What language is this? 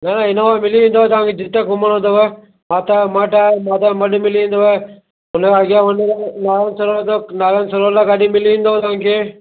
Sindhi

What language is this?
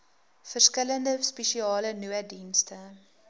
Afrikaans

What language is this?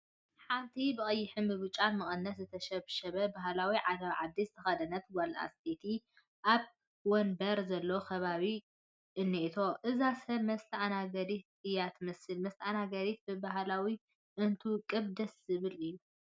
Tigrinya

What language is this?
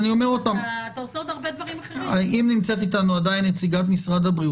Hebrew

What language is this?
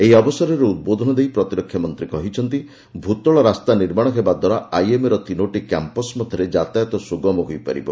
Odia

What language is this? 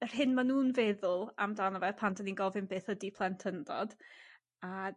Welsh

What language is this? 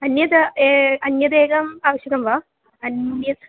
Sanskrit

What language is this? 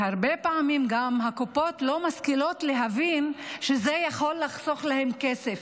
Hebrew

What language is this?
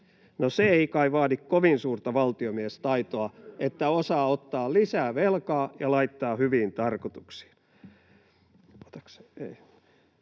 Finnish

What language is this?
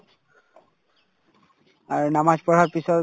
Assamese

